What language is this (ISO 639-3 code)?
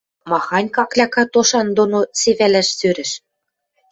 mrj